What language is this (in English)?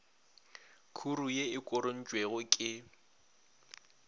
Northern Sotho